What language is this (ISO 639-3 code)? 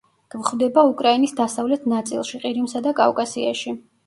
kat